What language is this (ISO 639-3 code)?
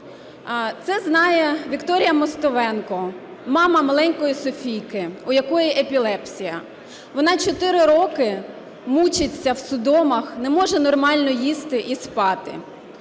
ukr